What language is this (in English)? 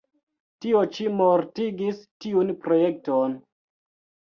Esperanto